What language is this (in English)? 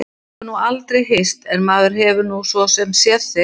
Icelandic